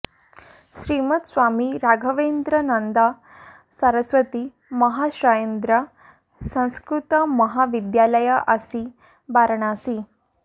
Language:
Sanskrit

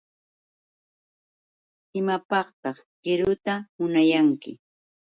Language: Yauyos Quechua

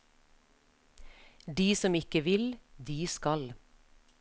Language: Norwegian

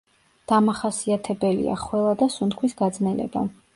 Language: Georgian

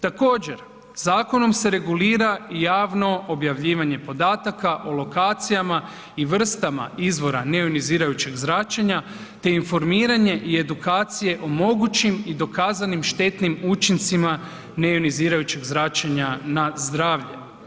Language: Croatian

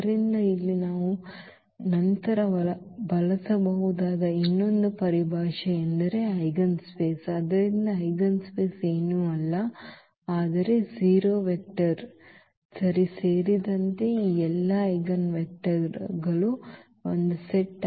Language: Kannada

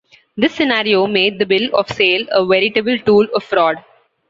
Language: English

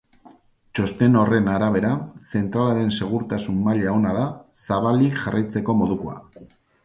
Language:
Basque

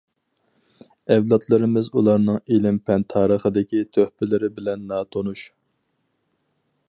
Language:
Uyghur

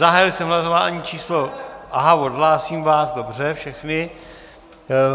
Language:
Czech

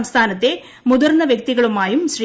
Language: Malayalam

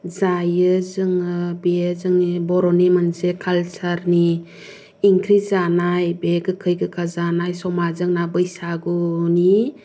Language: Bodo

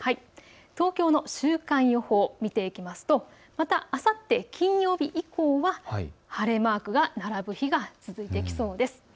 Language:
Japanese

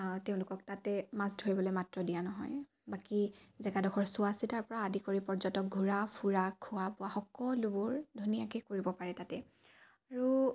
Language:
Assamese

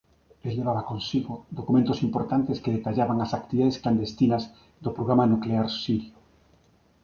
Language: Galician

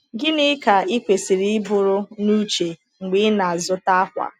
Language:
Igbo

